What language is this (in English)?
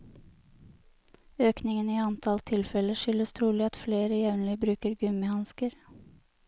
Norwegian